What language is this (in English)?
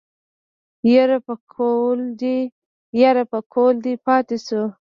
Pashto